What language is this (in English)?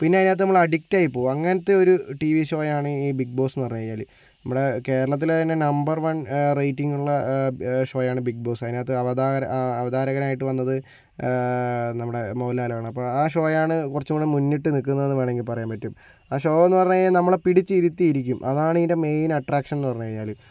Malayalam